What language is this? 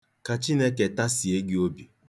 Igbo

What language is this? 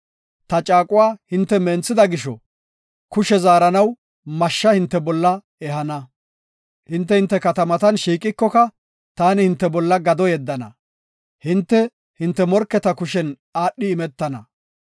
Gofa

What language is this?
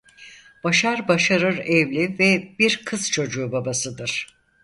Turkish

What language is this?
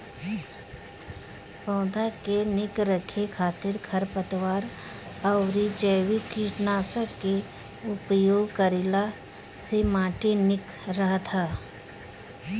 Bhojpuri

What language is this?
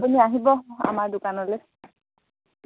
Assamese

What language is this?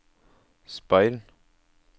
Norwegian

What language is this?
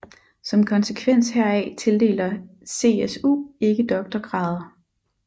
Danish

